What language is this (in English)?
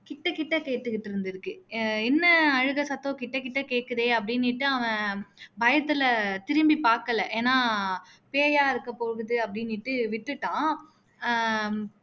Tamil